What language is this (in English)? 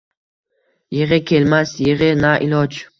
Uzbek